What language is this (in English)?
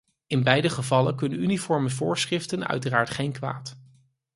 Dutch